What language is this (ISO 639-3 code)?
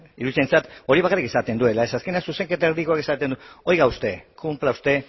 eus